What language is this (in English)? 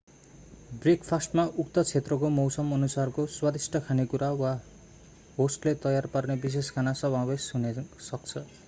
Nepali